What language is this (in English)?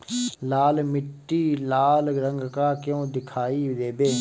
Bhojpuri